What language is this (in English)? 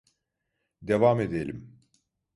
Turkish